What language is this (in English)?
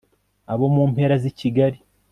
Kinyarwanda